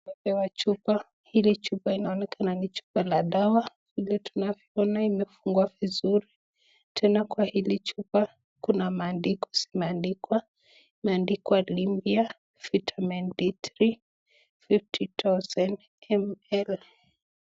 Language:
Swahili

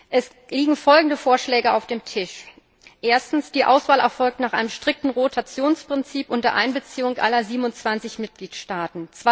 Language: German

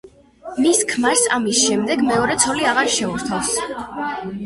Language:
Georgian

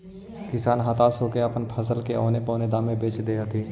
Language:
Magahi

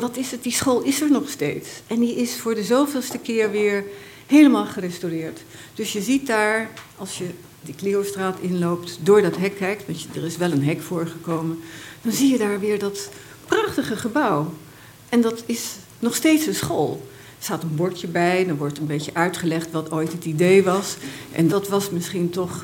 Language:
Dutch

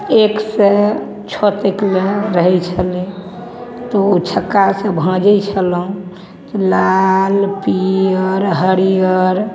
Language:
Maithili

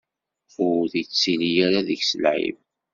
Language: Kabyle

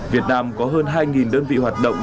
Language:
Vietnamese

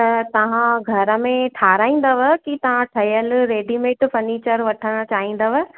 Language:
Sindhi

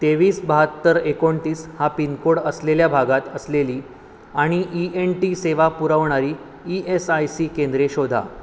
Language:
Marathi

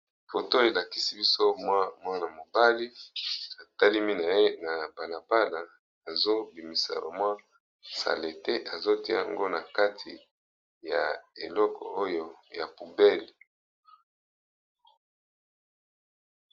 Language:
Lingala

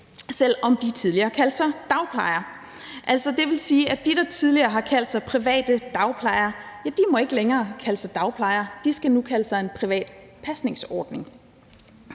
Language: Danish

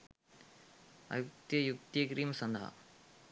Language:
Sinhala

